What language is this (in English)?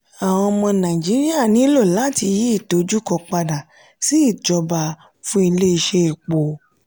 Yoruba